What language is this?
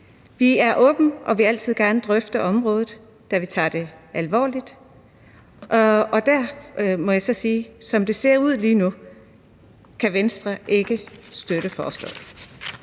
Danish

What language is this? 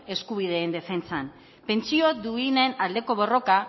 Basque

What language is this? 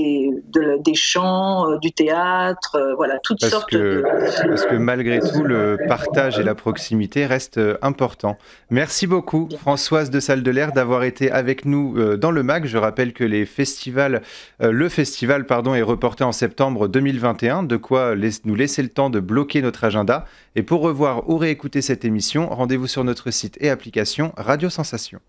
French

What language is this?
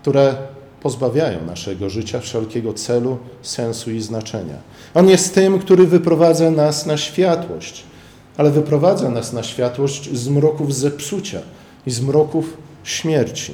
Polish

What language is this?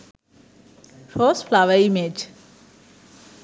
Sinhala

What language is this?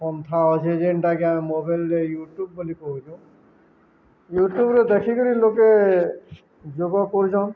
Odia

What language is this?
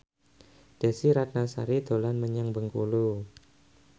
Javanese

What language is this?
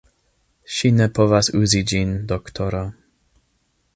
Esperanto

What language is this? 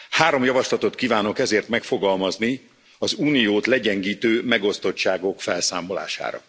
Hungarian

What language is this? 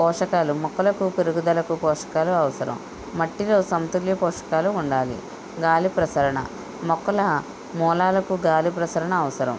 Telugu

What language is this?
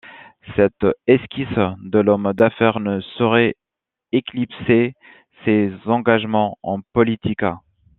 French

